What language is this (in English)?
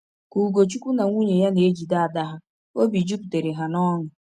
Igbo